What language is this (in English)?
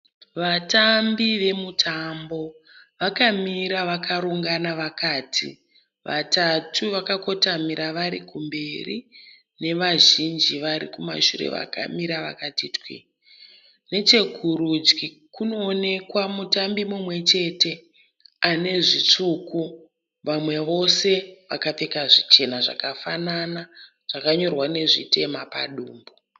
Shona